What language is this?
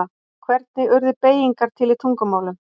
Icelandic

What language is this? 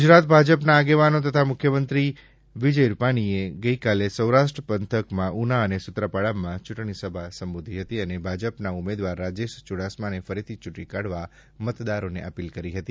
Gujarati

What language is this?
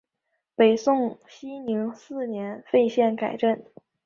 Chinese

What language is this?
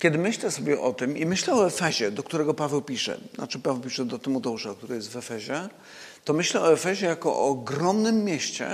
Polish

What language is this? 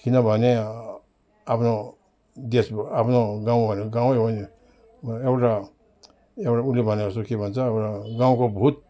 Nepali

